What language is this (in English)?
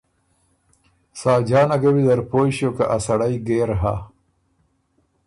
Ormuri